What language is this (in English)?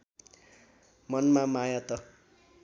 Nepali